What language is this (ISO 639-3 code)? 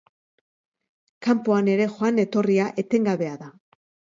eus